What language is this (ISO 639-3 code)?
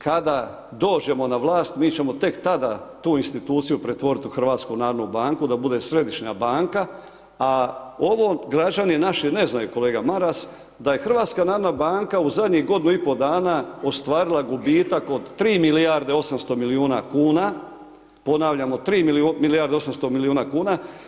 hrv